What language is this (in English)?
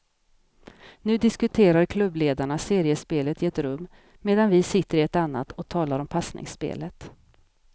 Swedish